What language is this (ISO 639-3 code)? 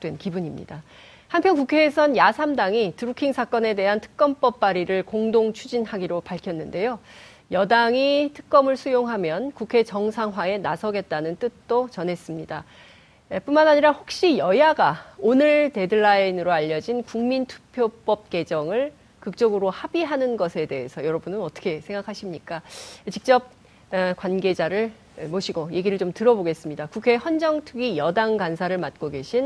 kor